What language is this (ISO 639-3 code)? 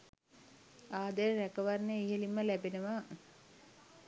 sin